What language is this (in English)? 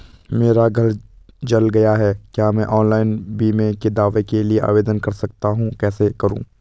Hindi